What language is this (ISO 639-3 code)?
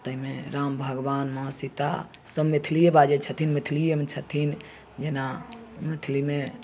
mai